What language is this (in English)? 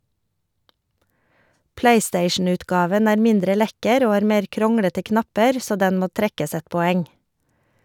Norwegian